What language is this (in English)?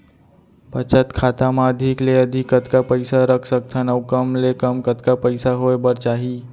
Chhattisgarhi